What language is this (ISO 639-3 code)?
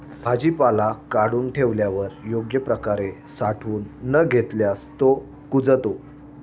mar